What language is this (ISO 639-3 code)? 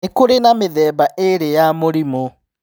kik